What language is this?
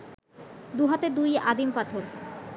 Bangla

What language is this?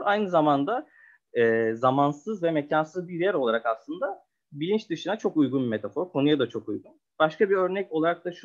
Turkish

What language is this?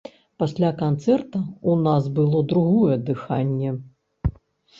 Belarusian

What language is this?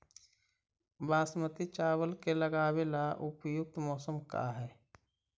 Magahi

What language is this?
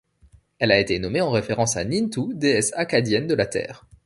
French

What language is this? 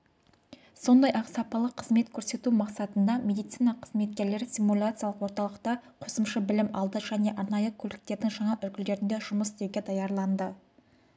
Kazakh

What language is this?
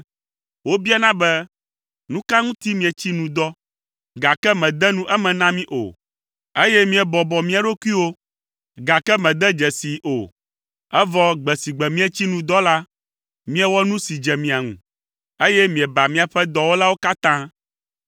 Ewe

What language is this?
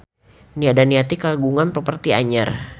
Sundanese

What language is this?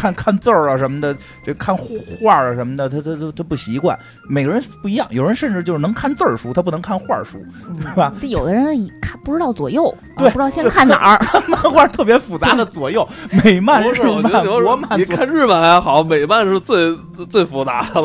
Chinese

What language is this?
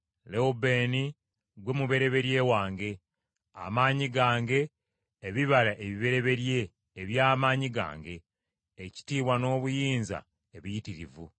Ganda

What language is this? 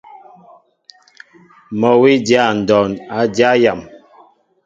Mbo (Cameroon)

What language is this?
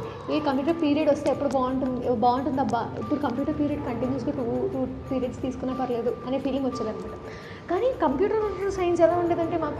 Telugu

